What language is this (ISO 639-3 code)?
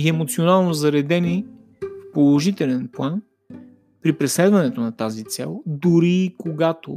bul